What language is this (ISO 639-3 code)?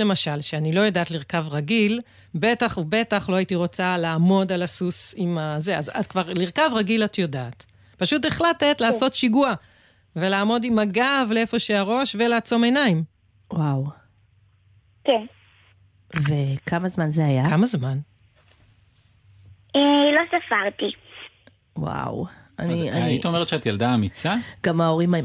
heb